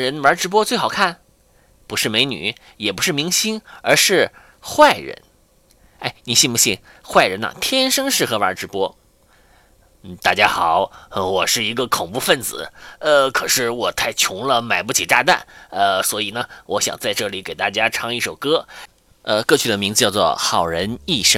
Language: Chinese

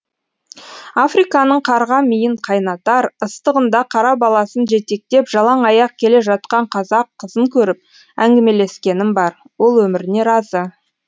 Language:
Kazakh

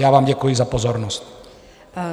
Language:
Czech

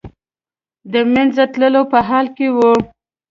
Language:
Pashto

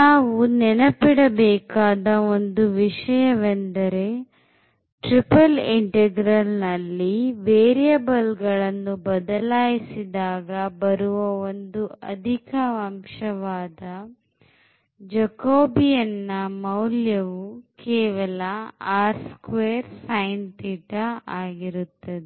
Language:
Kannada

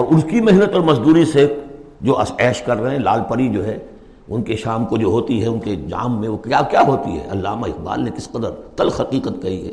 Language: Urdu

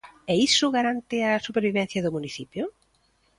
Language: Galician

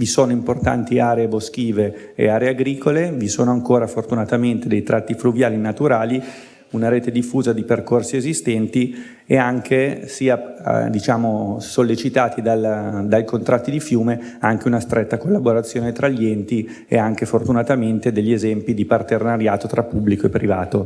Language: Italian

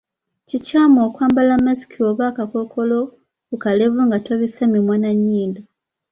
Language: Ganda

